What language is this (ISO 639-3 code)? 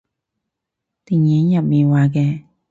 yue